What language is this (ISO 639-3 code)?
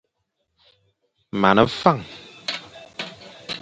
fan